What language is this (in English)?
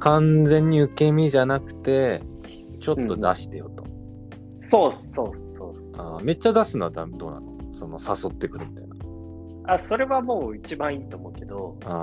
Japanese